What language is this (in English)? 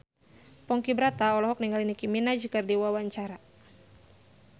Sundanese